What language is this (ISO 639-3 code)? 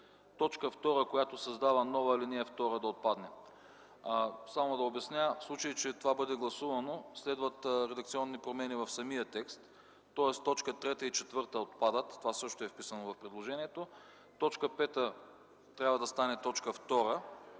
bul